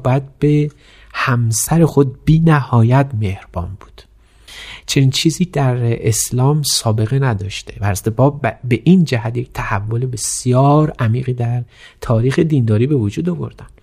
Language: Persian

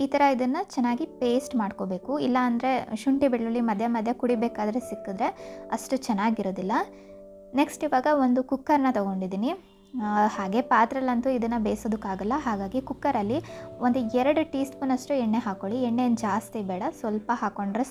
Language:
Romanian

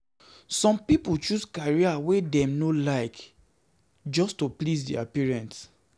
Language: Nigerian Pidgin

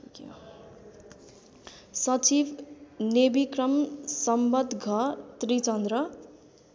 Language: Nepali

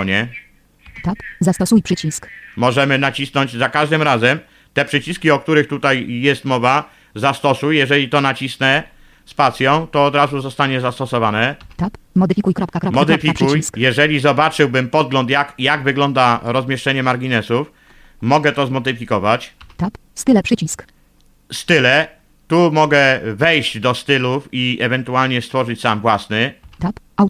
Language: Polish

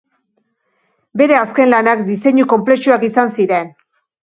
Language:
Basque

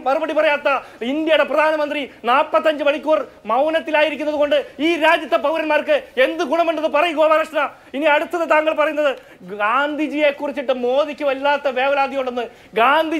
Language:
Malayalam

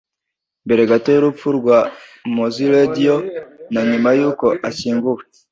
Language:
Kinyarwanda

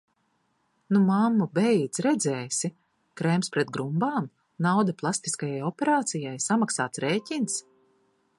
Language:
Latvian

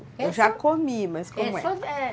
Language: Portuguese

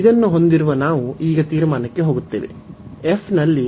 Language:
Kannada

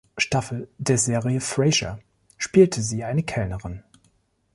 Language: German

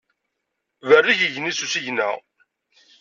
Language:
Kabyle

